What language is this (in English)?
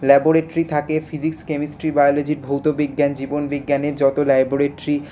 Bangla